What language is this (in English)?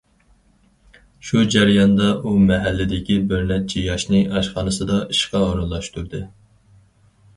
Uyghur